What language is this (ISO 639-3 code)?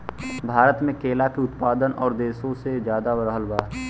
bho